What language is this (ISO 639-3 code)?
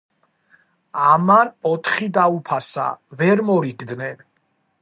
kat